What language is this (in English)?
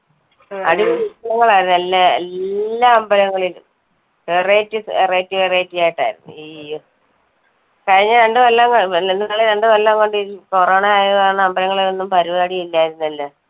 Malayalam